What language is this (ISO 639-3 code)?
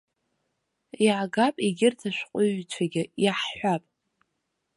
abk